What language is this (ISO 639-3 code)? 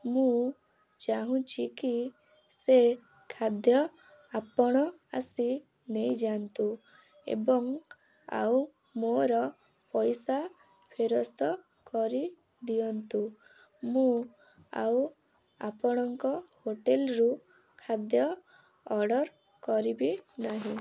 ori